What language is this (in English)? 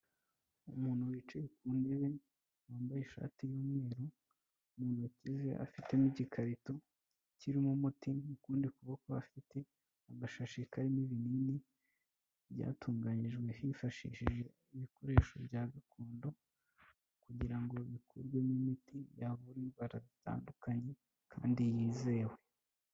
Kinyarwanda